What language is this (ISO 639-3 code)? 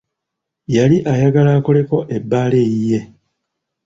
lug